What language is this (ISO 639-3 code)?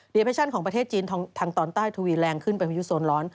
tha